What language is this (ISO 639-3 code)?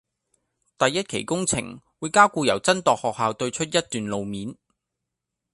yue